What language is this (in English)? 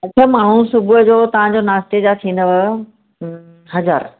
Sindhi